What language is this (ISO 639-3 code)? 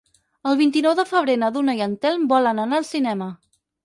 cat